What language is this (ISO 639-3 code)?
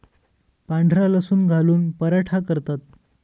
mar